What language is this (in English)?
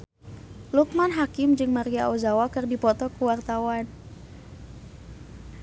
Sundanese